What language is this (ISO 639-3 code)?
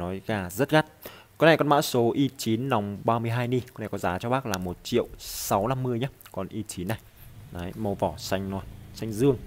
vie